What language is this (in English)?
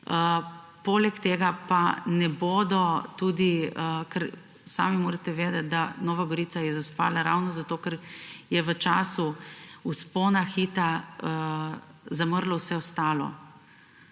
Slovenian